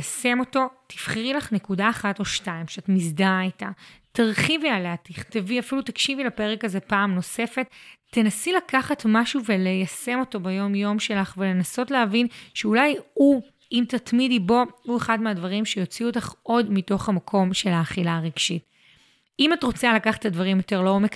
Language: Hebrew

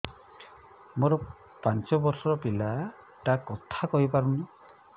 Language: Odia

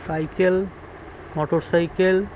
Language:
Bangla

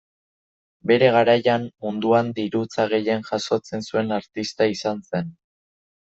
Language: Basque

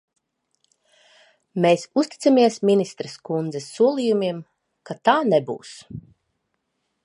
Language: Latvian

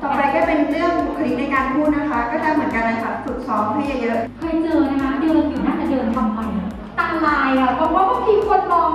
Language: Thai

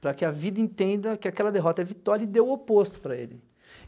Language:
Portuguese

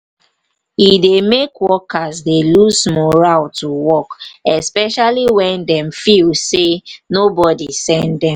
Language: Nigerian Pidgin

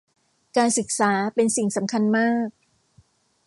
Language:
Thai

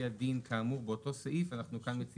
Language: Hebrew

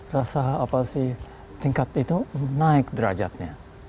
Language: Indonesian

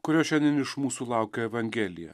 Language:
Lithuanian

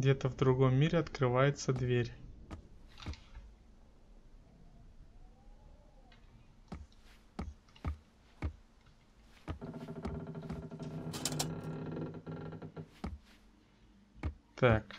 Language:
Russian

